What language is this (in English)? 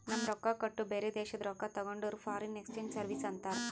Kannada